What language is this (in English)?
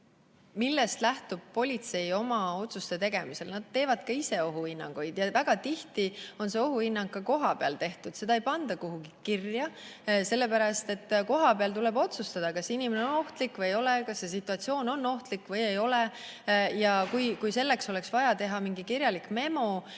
Estonian